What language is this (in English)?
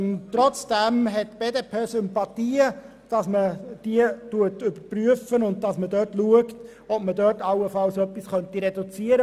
Swiss German